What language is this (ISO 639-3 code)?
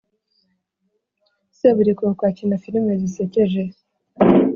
kin